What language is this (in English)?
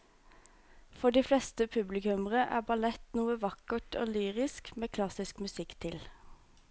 Norwegian